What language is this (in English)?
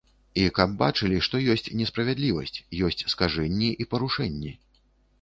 Belarusian